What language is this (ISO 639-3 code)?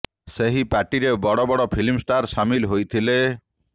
ori